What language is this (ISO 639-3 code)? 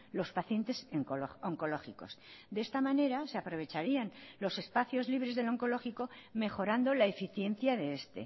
spa